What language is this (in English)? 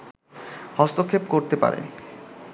Bangla